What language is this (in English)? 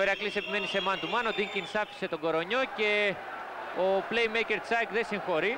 Greek